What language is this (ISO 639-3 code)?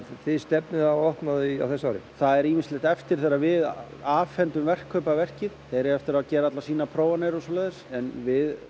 isl